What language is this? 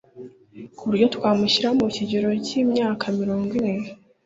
Kinyarwanda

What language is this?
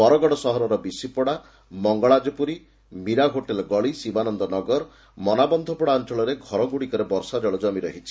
Odia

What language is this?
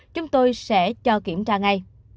Vietnamese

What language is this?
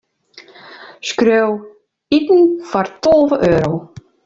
Western Frisian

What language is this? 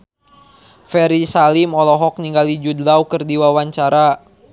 Sundanese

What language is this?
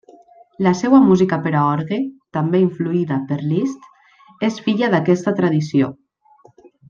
Catalan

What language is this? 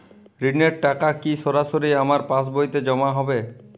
Bangla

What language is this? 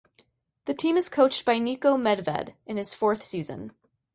English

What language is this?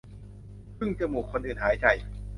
Thai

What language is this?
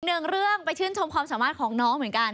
Thai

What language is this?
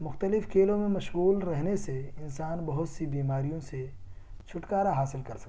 Urdu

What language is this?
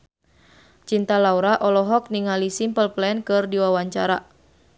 Sundanese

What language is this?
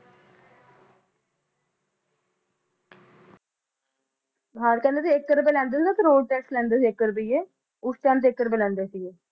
Punjabi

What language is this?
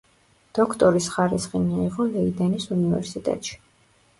Georgian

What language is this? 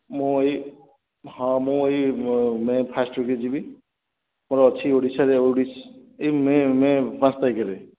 Odia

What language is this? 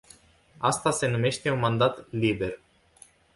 Romanian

